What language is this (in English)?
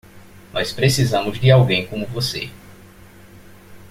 Portuguese